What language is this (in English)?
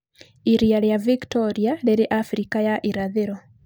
Kikuyu